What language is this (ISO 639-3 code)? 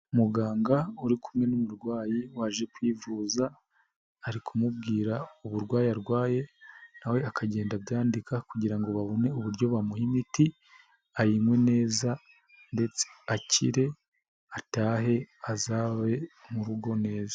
kin